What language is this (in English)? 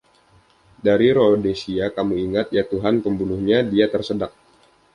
Indonesian